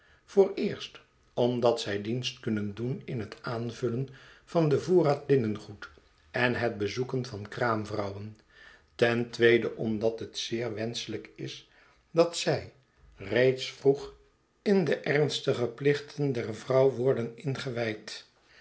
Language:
Dutch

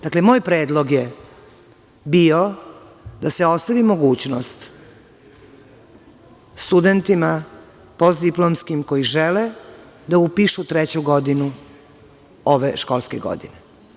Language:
Serbian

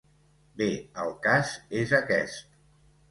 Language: Catalan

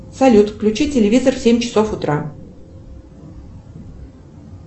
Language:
Russian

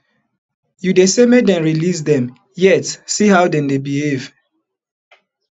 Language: Nigerian Pidgin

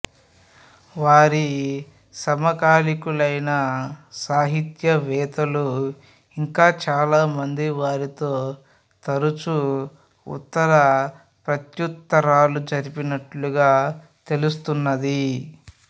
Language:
Telugu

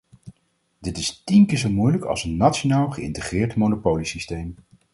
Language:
Dutch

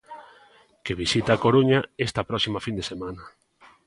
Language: Galician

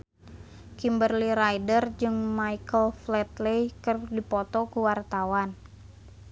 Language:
Sundanese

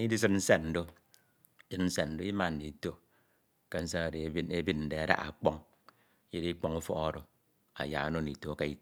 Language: Ito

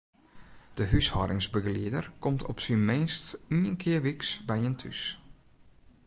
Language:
Western Frisian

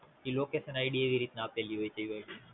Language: Gujarati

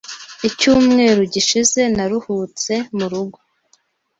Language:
Kinyarwanda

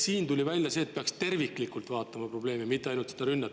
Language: Estonian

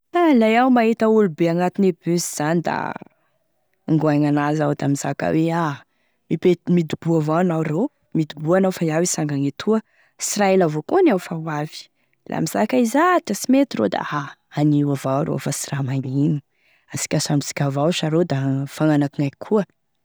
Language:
Tesaka Malagasy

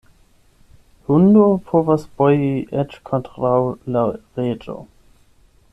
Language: Esperanto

